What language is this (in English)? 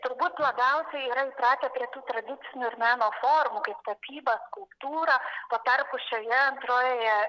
Lithuanian